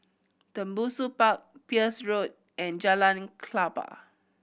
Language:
English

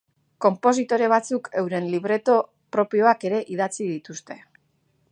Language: Basque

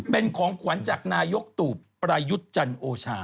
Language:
Thai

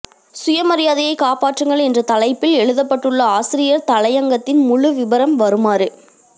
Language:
Tamil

